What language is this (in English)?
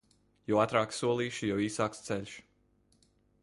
Latvian